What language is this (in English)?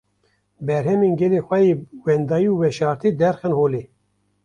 Kurdish